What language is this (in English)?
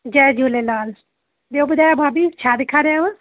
Sindhi